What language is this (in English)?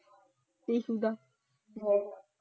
Punjabi